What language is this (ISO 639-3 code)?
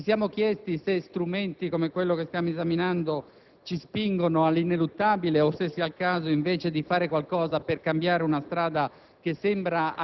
ita